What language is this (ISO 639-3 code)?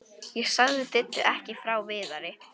isl